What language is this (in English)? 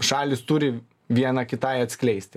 Lithuanian